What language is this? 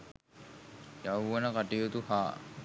Sinhala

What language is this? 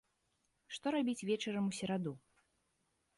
Belarusian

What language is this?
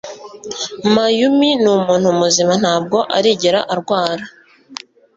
Kinyarwanda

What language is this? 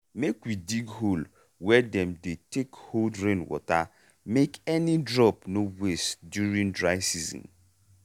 Nigerian Pidgin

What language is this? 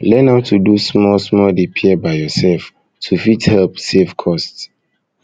Nigerian Pidgin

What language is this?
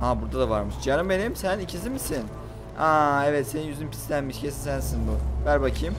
Turkish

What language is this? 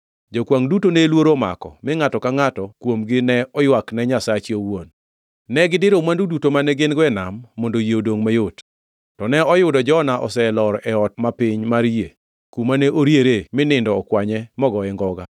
Luo (Kenya and Tanzania)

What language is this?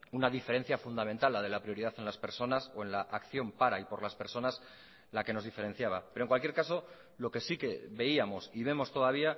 Spanish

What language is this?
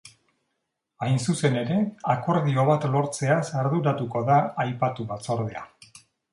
Basque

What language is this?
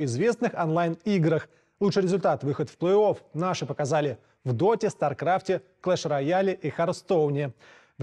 Russian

